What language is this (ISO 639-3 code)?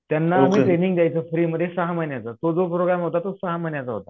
mar